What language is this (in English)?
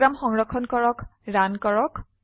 Assamese